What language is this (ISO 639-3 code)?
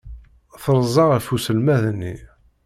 kab